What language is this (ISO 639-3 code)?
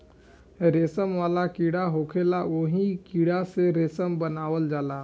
bho